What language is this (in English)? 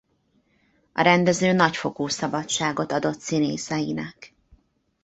Hungarian